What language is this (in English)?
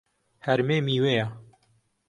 Central Kurdish